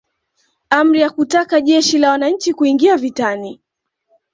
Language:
Swahili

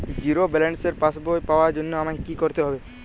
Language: Bangla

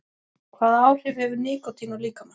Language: Icelandic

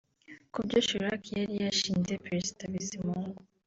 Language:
Kinyarwanda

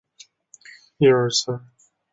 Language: Chinese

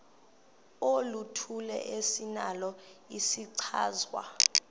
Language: Xhosa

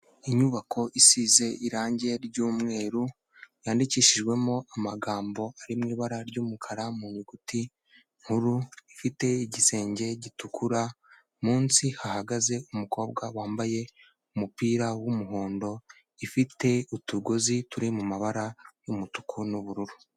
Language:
Kinyarwanda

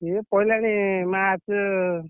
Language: Odia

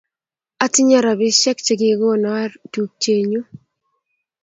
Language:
Kalenjin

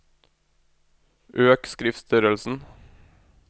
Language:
Norwegian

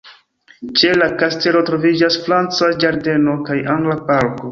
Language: Esperanto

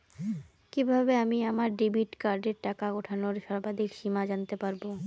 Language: Bangla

